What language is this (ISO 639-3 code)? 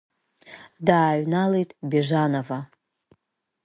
abk